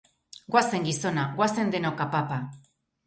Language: Basque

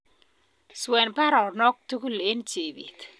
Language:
Kalenjin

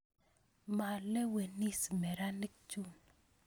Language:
Kalenjin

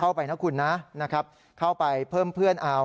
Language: Thai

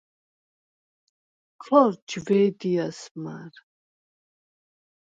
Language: Svan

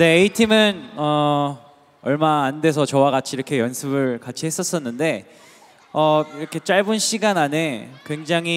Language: Korean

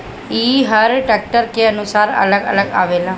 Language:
Bhojpuri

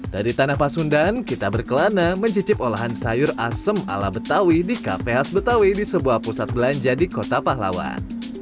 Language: Indonesian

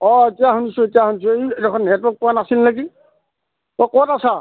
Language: Assamese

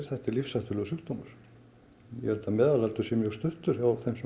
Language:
Icelandic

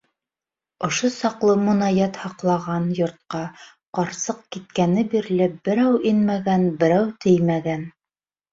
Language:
Bashkir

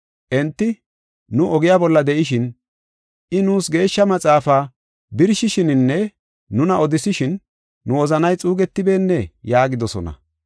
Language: Gofa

